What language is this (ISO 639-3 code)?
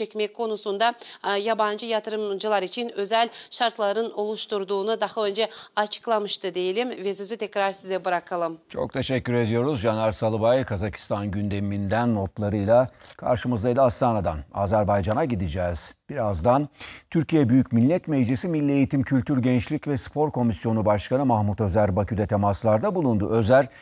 tur